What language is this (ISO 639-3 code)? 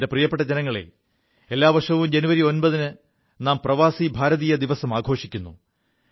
mal